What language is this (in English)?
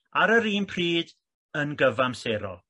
Welsh